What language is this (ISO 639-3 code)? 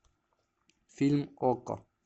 rus